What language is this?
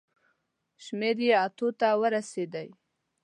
Pashto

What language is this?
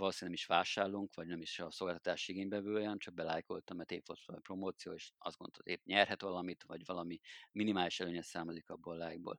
Hungarian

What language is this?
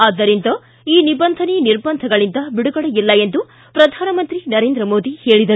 Kannada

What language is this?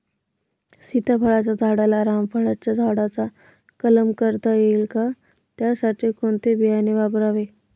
Marathi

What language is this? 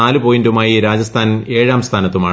Malayalam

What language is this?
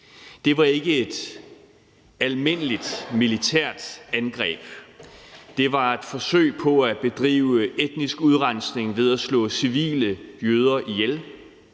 Danish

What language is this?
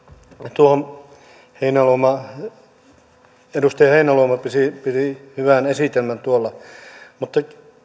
Finnish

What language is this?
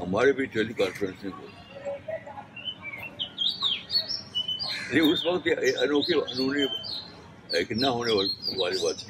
Urdu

